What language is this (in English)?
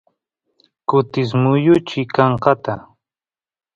Santiago del Estero Quichua